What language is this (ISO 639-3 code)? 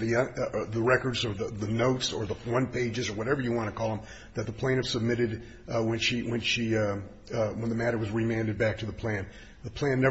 eng